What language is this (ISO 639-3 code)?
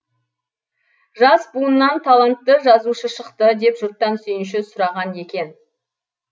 kaz